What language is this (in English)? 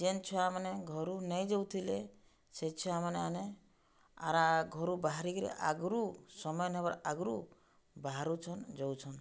Odia